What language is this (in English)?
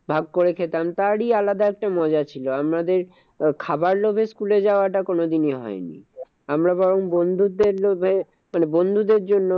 Bangla